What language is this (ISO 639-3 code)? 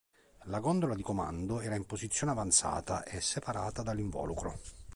ita